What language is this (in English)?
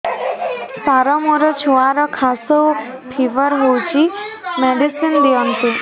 Odia